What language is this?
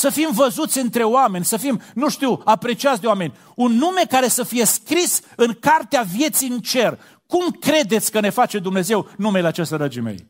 Romanian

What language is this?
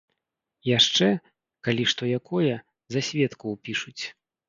Belarusian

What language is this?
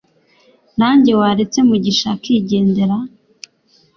Kinyarwanda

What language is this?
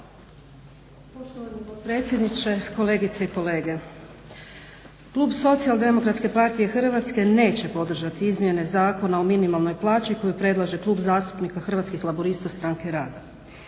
Croatian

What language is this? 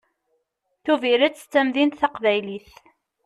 Kabyle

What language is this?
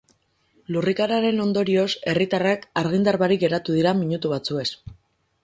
Basque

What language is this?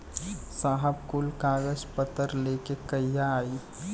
Bhojpuri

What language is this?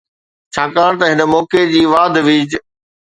Sindhi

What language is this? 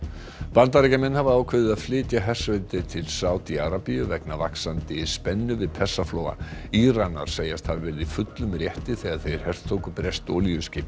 Icelandic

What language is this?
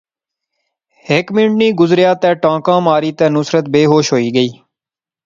Pahari-Potwari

